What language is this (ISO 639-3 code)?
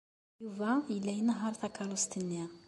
kab